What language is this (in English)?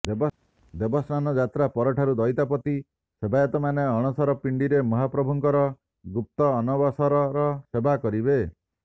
Odia